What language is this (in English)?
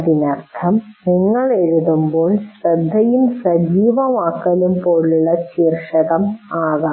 Malayalam